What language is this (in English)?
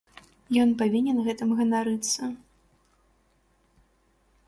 Belarusian